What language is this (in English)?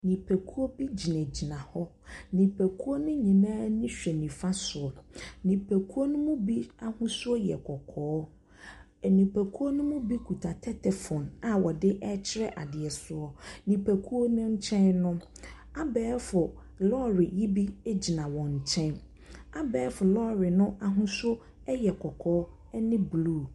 Akan